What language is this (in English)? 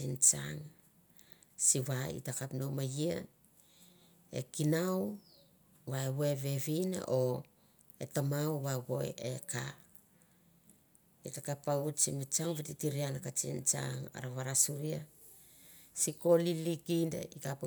Mandara